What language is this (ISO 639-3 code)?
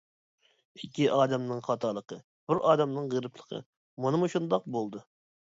uig